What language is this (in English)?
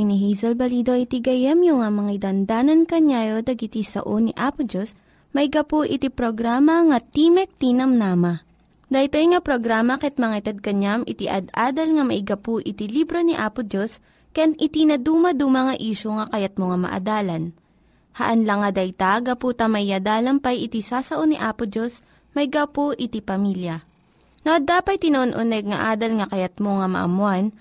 Filipino